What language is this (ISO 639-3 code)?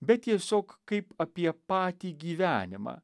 lit